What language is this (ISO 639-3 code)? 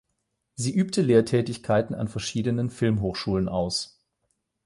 deu